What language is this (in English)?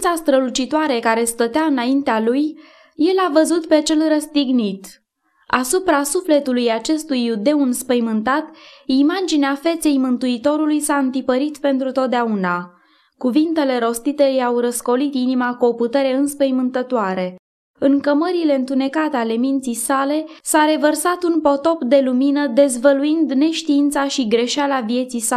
Romanian